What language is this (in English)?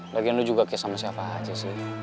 Indonesian